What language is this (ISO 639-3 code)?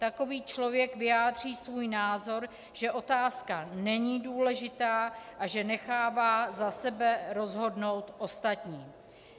ces